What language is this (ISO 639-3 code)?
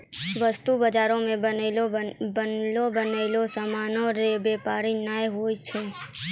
mai